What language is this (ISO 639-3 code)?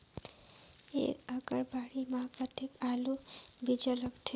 hne